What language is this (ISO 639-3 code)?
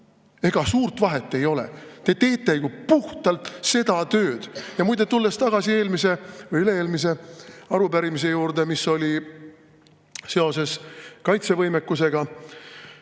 est